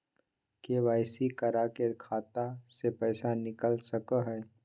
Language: Magahi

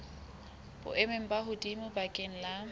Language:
Southern Sotho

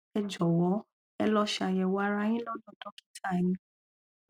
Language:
Yoruba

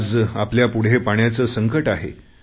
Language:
Marathi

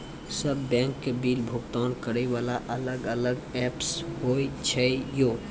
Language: Maithili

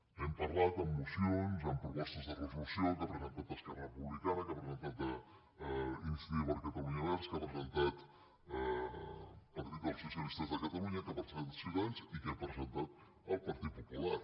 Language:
Catalan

